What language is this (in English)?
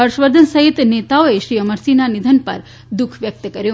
Gujarati